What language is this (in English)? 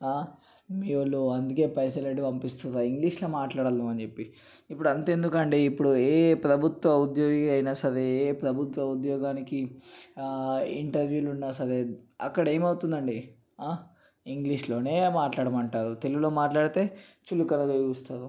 Telugu